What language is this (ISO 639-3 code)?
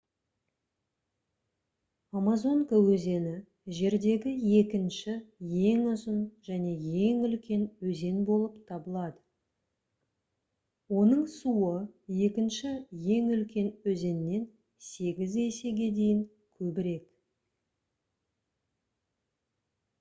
kaz